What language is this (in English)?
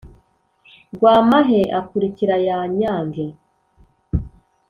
Kinyarwanda